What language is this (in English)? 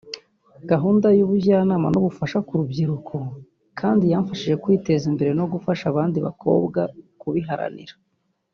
Kinyarwanda